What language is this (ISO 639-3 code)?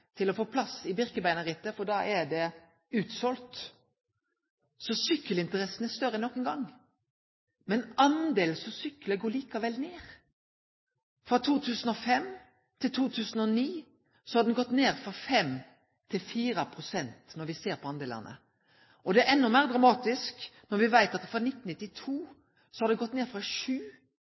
nno